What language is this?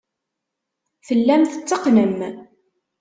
Kabyle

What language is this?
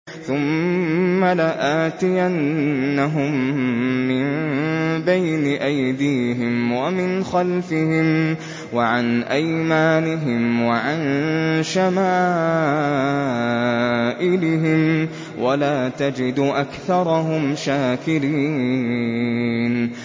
Arabic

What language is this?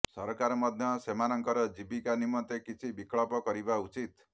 Odia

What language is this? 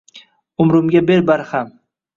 Uzbek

